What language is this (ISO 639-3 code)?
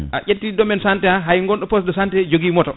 ful